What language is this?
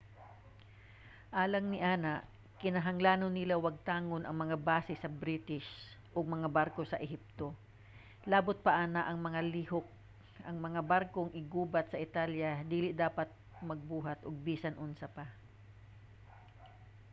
Cebuano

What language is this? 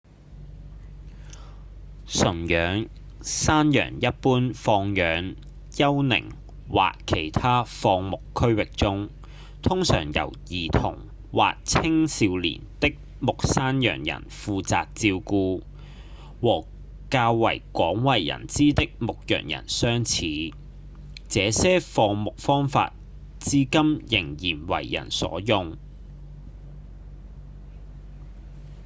Cantonese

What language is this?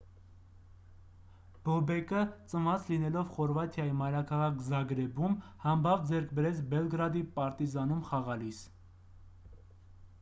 Armenian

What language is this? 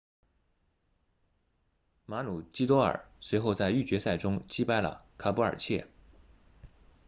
Chinese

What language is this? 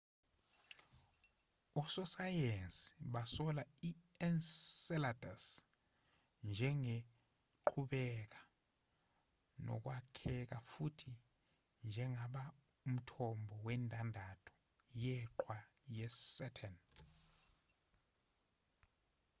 Zulu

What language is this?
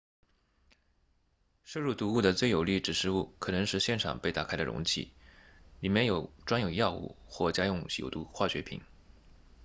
Chinese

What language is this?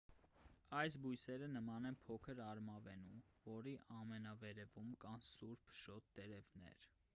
Armenian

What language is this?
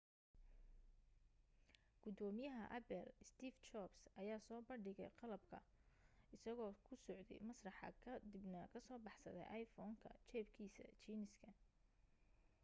Somali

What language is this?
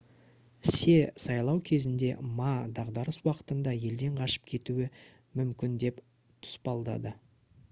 Kazakh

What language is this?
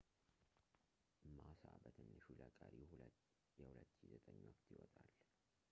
Amharic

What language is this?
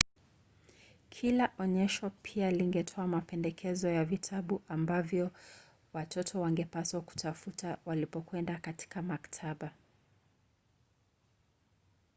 Swahili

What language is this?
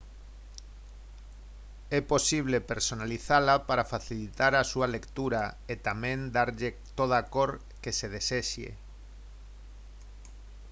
Galician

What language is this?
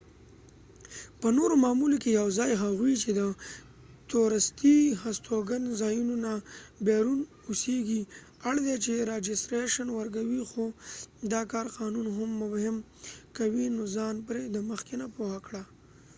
Pashto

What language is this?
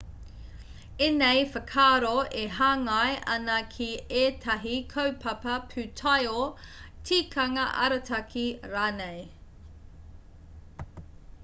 Māori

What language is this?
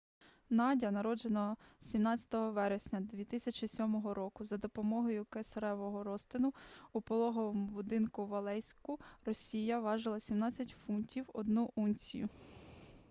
Ukrainian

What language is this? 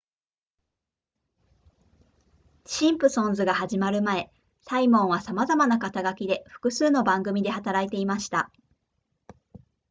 Japanese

